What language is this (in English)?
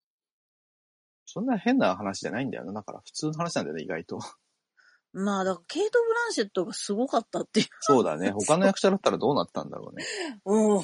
Japanese